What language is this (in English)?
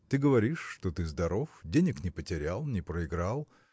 Russian